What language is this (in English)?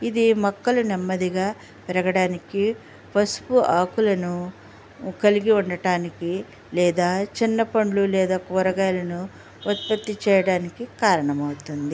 Telugu